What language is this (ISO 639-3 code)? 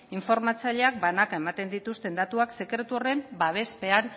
eus